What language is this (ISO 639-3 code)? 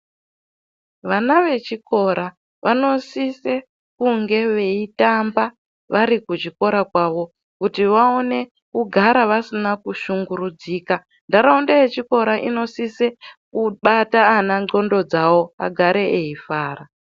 ndc